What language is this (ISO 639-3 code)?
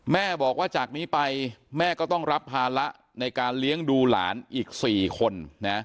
tha